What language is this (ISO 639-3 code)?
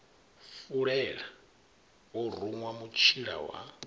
ven